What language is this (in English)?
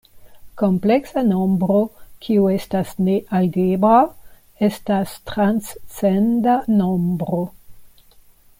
Esperanto